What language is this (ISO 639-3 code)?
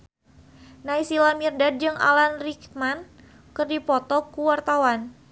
sun